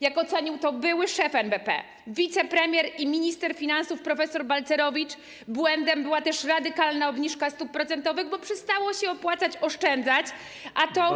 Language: Polish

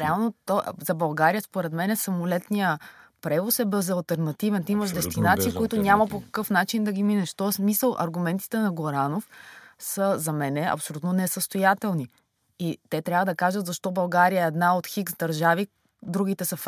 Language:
Bulgarian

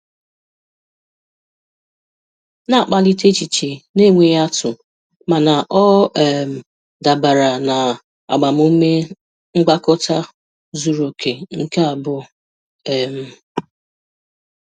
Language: Igbo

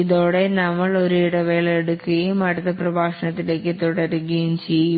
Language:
Malayalam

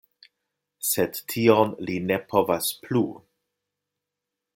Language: Esperanto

